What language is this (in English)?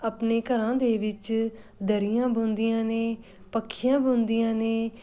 Punjabi